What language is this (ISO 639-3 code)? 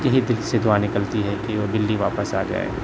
urd